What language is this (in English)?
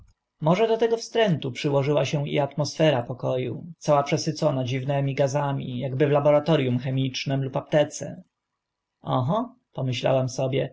Polish